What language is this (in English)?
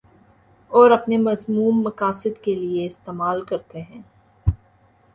Urdu